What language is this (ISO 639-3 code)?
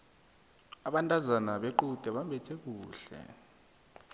nbl